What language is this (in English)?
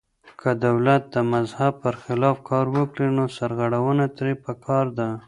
Pashto